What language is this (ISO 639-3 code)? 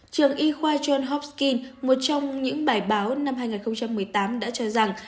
vie